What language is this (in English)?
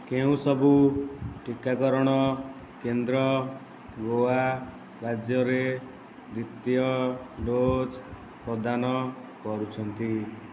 Odia